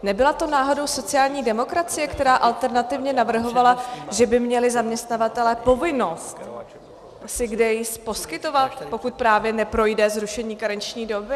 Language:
Czech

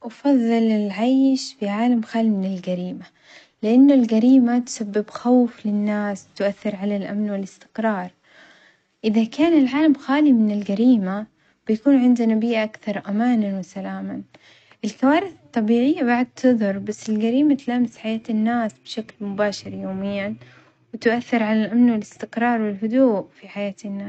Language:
Omani Arabic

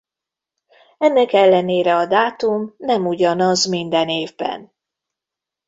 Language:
Hungarian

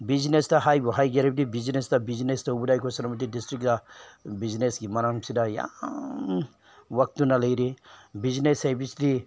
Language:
Manipuri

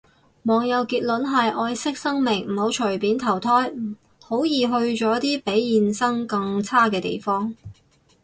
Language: Cantonese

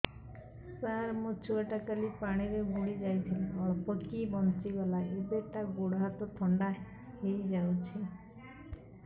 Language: Odia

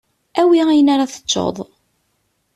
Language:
Kabyle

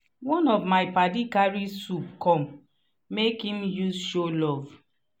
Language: Nigerian Pidgin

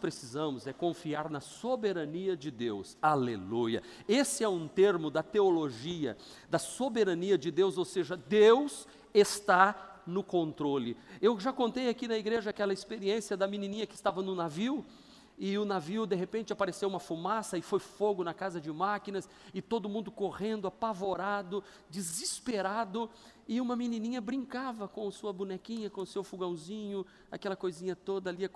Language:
Portuguese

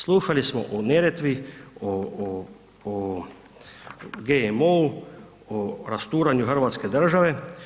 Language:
Croatian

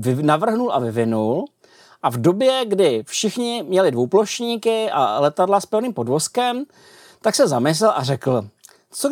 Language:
Czech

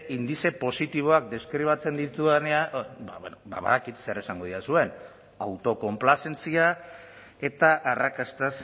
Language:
Basque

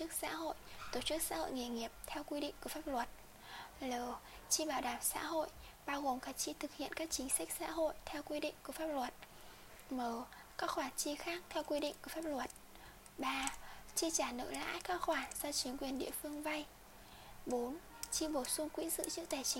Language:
Vietnamese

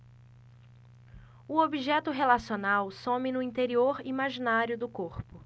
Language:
Portuguese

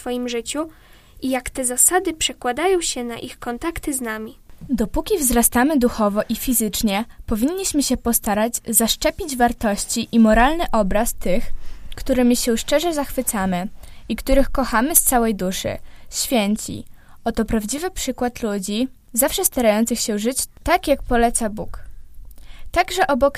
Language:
Polish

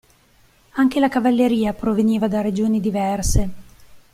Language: Italian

